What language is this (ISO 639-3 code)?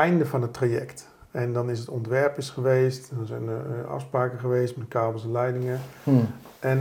nld